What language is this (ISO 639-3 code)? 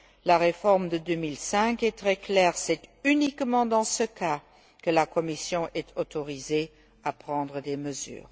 fra